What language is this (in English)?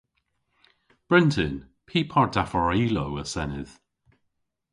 Cornish